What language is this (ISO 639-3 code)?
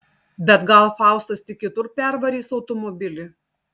lit